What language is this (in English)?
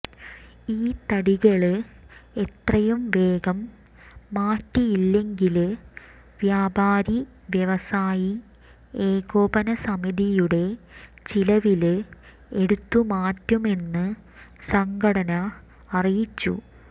Malayalam